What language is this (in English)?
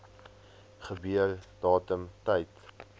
Afrikaans